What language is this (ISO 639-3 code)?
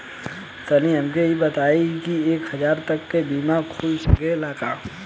bho